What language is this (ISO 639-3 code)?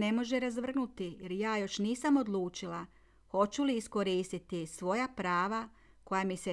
hrv